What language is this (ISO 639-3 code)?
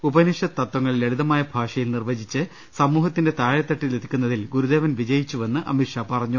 mal